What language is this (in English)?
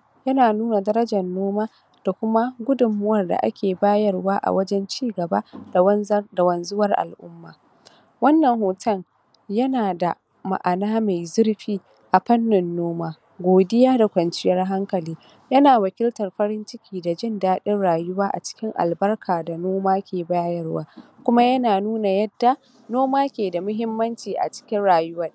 Hausa